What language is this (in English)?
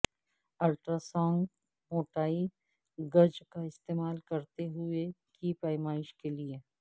Urdu